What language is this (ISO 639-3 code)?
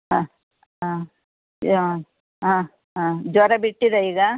kan